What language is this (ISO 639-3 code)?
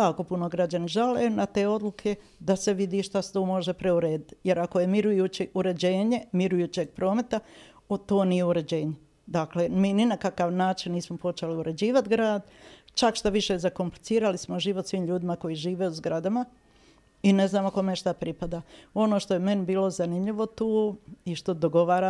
hrv